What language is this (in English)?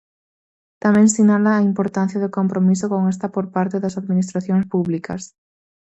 Galician